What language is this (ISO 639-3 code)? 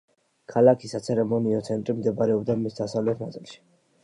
kat